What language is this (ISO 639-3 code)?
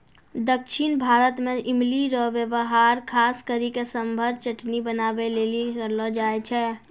mai